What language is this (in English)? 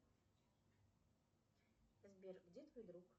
Russian